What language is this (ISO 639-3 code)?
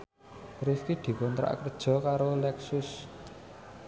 jav